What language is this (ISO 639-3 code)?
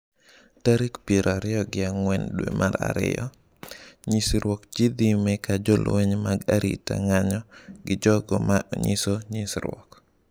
luo